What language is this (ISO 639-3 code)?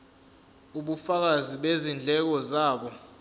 zul